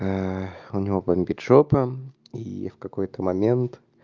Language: Russian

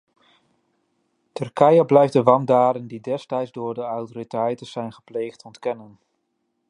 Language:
Dutch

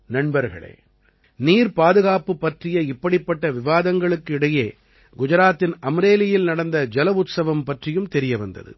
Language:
Tamil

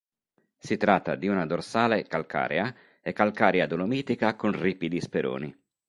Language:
Italian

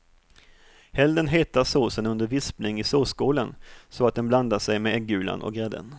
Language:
Swedish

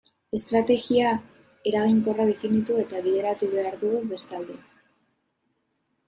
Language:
Basque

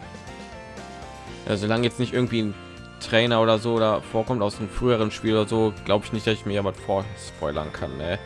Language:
German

